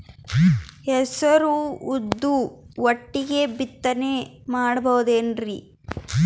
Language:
Kannada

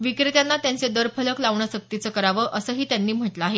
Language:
Marathi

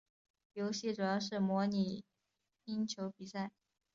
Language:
Chinese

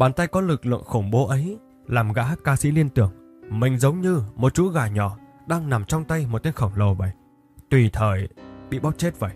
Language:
Vietnamese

